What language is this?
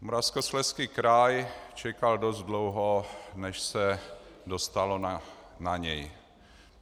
Czech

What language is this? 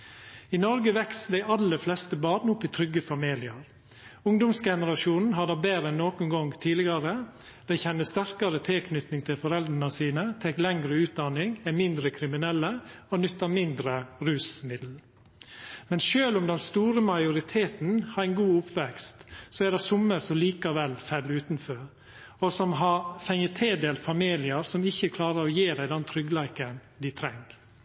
Norwegian Nynorsk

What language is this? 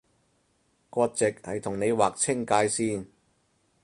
Cantonese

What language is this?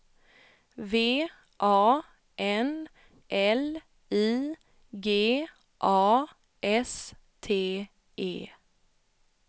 Swedish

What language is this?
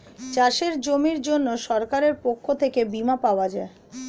Bangla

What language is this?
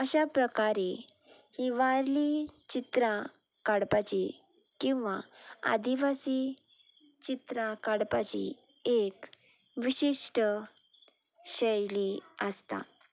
Konkani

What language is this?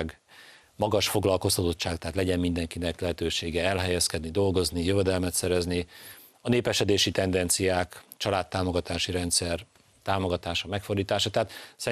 Hungarian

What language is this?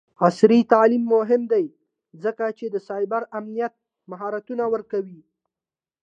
Pashto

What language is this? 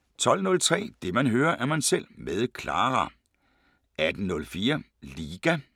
Danish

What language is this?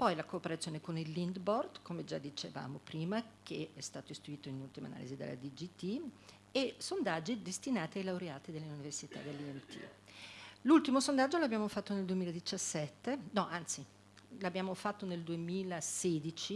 Italian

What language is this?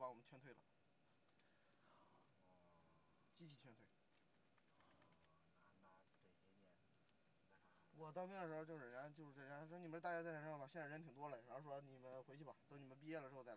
Chinese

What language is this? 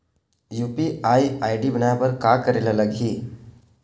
Chhattisgarhi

